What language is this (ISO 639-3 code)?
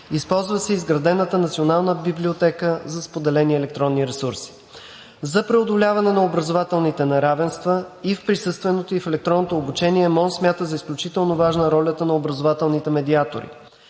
bul